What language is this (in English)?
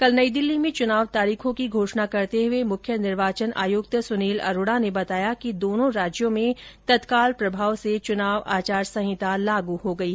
Hindi